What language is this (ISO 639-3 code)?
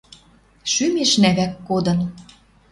mrj